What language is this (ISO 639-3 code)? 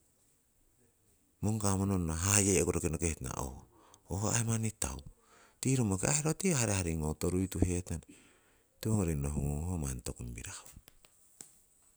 siw